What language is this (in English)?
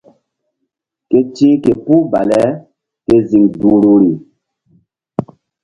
Mbum